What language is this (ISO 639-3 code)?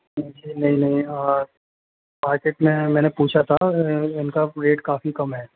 hin